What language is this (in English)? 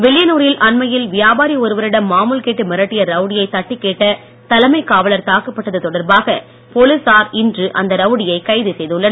Tamil